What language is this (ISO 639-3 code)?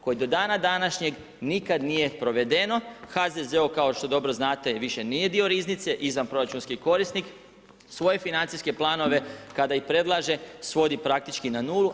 hrv